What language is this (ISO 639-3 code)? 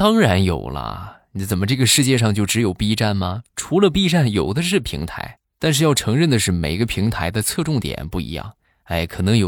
zho